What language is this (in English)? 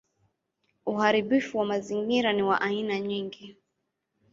Swahili